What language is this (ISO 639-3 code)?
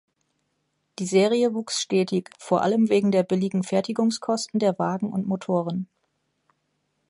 deu